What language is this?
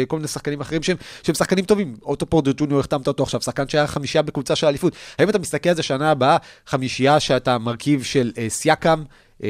Hebrew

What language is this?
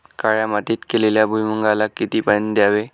Marathi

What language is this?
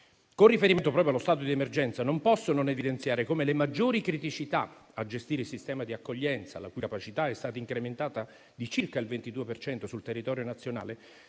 Italian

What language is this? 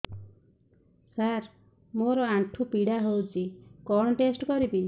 Odia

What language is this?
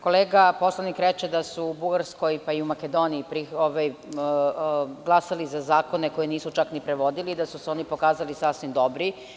Serbian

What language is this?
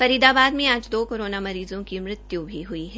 Hindi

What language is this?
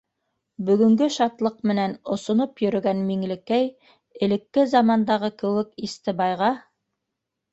Bashkir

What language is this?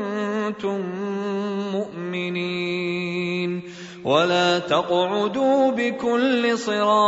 Arabic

